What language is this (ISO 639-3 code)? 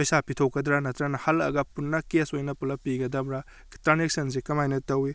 mni